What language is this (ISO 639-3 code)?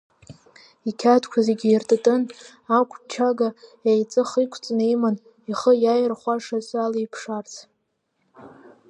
abk